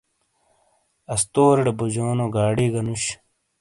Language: Shina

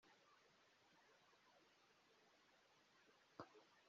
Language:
Kinyarwanda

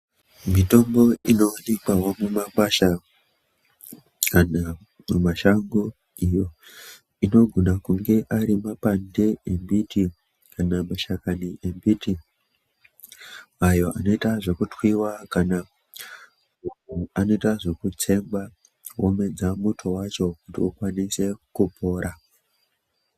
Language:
Ndau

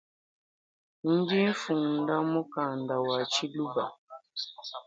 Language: Luba-Lulua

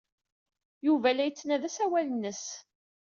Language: Kabyle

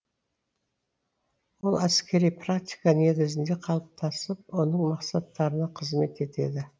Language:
Kazakh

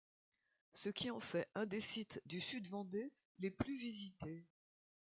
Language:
French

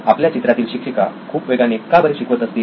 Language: Marathi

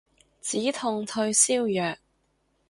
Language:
Cantonese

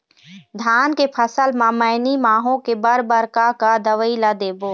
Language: Chhattisgarhi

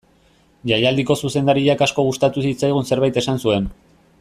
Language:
Basque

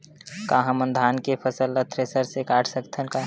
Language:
Chhattisgarhi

